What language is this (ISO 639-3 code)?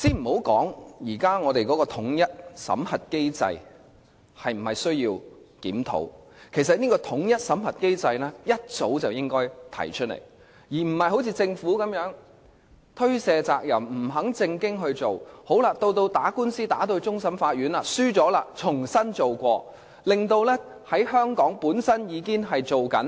yue